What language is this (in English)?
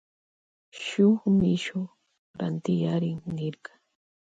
Loja Highland Quichua